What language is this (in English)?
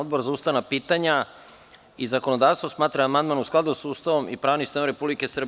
Serbian